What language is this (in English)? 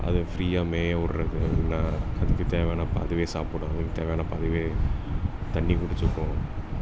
Tamil